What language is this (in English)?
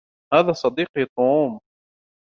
Arabic